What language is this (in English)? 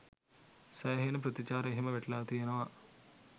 Sinhala